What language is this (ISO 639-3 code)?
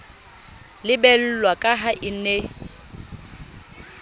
sot